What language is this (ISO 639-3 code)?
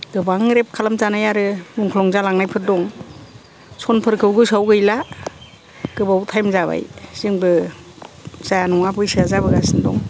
brx